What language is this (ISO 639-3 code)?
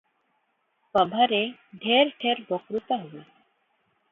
ori